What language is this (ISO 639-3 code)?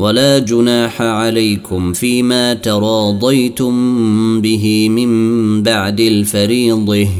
ara